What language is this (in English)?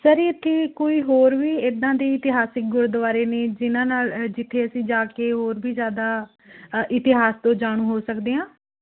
Punjabi